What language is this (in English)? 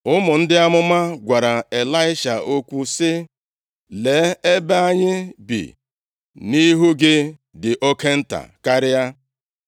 Igbo